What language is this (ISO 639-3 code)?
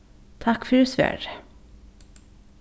fao